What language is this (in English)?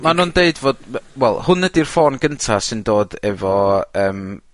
Welsh